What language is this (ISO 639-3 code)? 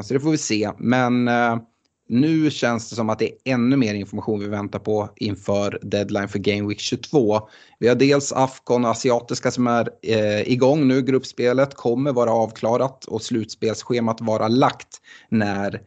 swe